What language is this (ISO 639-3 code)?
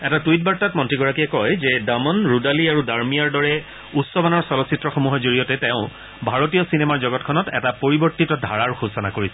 asm